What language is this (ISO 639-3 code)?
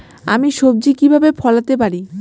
ben